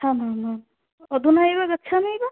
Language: Sanskrit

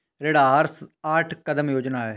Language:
Hindi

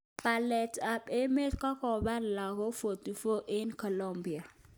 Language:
Kalenjin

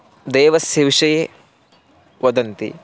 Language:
Sanskrit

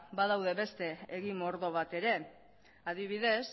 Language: Basque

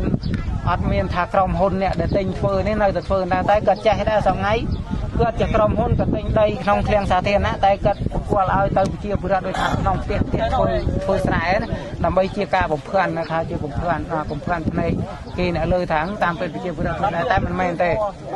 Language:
Thai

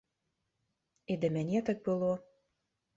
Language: Belarusian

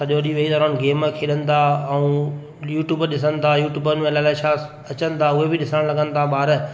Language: Sindhi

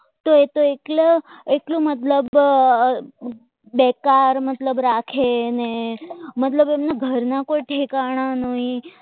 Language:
Gujarati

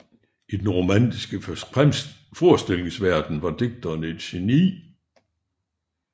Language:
Danish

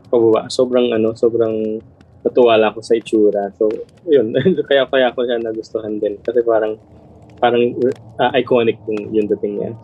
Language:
Filipino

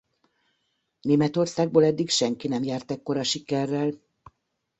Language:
Hungarian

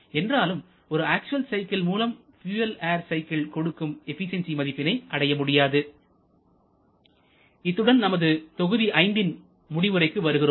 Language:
Tamil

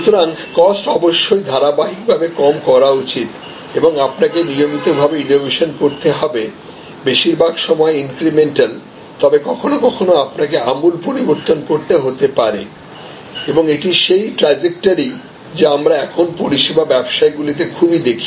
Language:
Bangla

